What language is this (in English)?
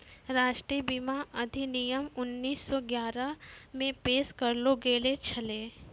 Maithili